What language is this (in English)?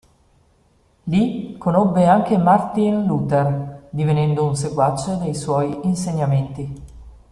Italian